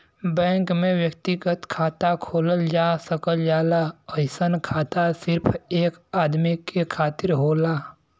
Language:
Bhojpuri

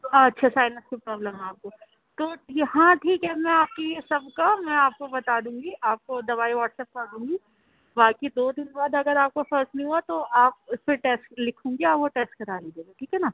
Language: Urdu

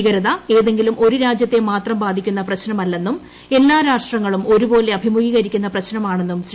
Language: Malayalam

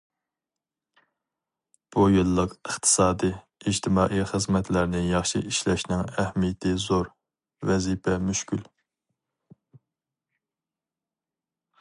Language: Uyghur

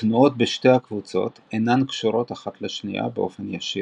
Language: Hebrew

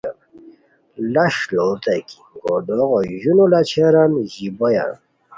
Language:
Khowar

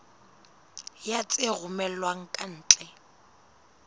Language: Southern Sotho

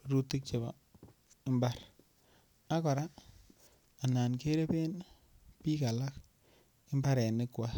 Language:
Kalenjin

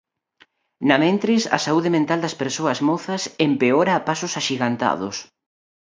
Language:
Galician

